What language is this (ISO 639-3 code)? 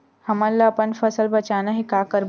hne